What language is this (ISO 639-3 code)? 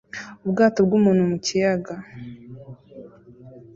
kin